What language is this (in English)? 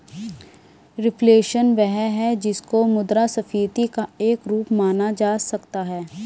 Hindi